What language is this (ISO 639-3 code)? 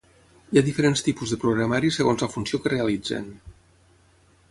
cat